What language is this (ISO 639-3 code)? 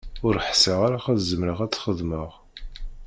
kab